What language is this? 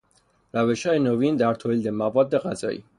Persian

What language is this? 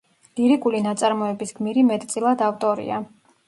Georgian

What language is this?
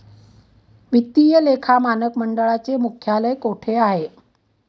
Marathi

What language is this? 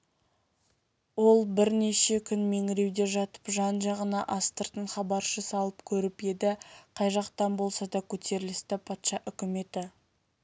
Kazakh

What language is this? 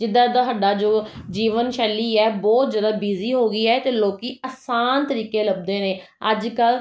Punjabi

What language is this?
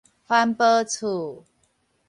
Min Nan Chinese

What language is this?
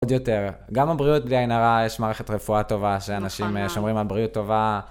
Hebrew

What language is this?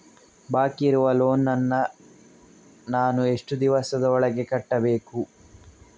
Kannada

